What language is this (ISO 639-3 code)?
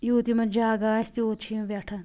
kas